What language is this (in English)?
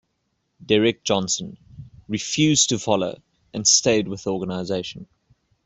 English